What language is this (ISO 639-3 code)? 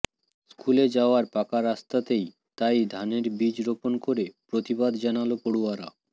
ben